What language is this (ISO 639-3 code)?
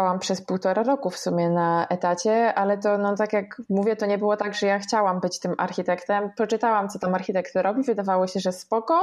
pol